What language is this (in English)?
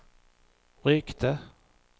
Swedish